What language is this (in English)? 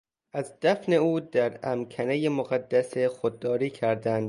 Persian